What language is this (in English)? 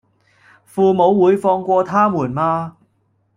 Cantonese